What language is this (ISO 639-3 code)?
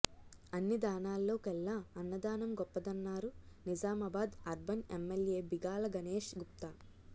tel